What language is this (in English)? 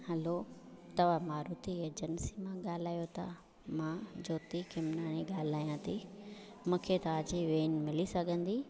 Sindhi